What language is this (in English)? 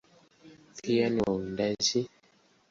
Swahili